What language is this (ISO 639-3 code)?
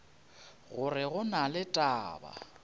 nso